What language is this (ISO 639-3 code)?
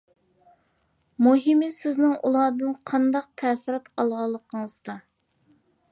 uig